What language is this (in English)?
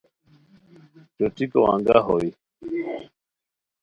Khowar